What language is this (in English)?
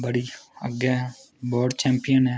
Dogri